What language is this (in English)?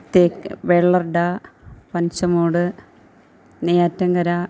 Malayalam